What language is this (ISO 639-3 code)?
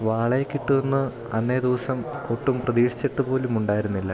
mal